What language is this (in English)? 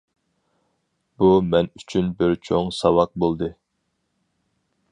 Uyghur